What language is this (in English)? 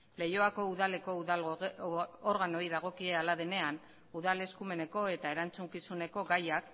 Basque